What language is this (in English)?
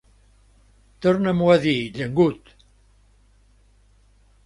Catalan